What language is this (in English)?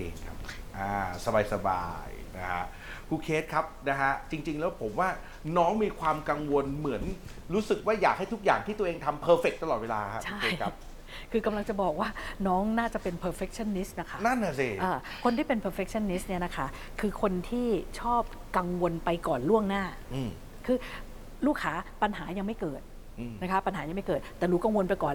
Thai